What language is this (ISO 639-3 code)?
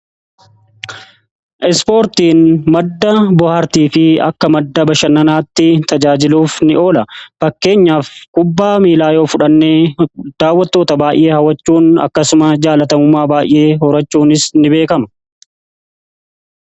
orm